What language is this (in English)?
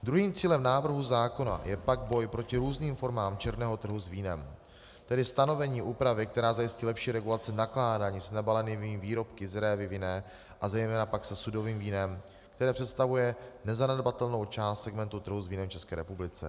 Czech